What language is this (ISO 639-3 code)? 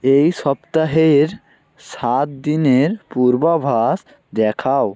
ben